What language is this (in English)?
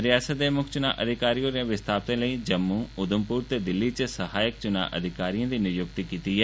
Dogri